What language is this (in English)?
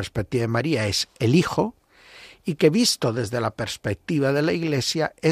Spanish